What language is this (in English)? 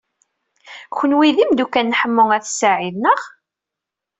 Kabyle